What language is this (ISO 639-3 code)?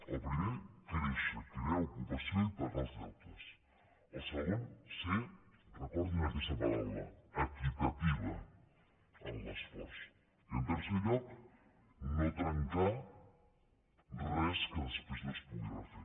cat